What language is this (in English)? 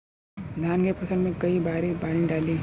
Bhojpuri